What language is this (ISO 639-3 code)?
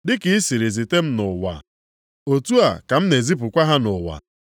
ibo